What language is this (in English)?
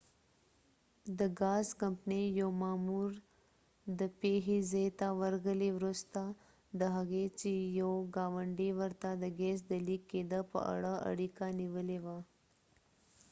Pashto